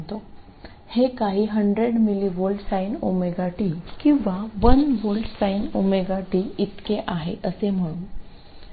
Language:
Marathi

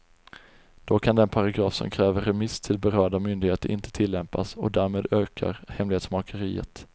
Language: Swedish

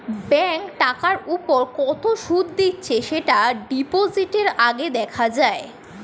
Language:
Bangla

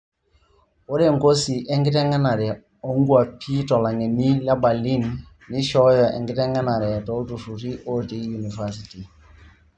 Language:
Masai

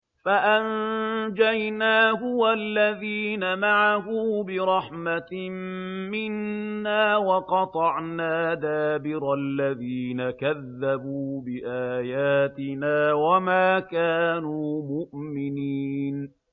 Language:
Arabic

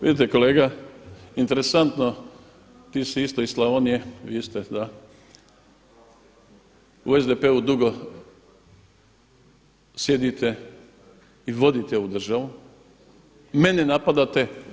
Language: Croatian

